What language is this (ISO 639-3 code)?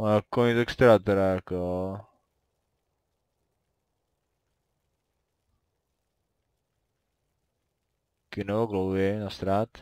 ces